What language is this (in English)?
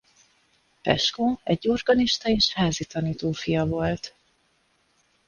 Hungarian